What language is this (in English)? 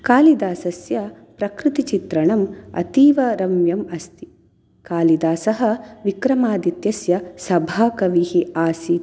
Sanskrit